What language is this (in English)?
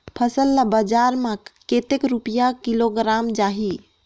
Chhattisgarhi